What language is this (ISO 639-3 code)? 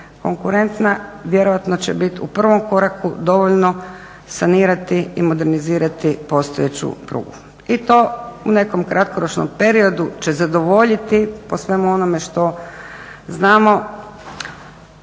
hrv